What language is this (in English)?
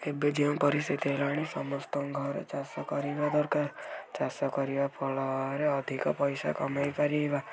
Odia